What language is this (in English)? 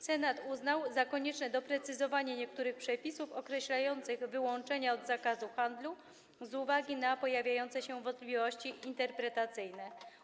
Polish